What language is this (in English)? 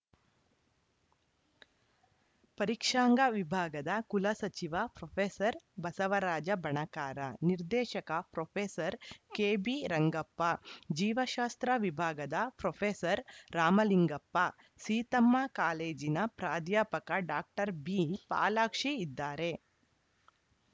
Kannada